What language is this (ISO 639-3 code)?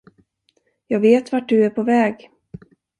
swe